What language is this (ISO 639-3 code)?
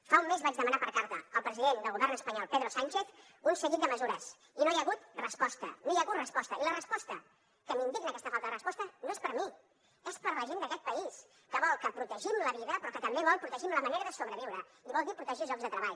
cat